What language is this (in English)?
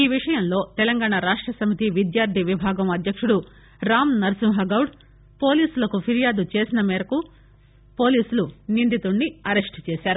Telugu